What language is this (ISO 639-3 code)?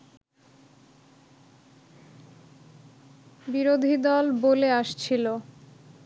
ben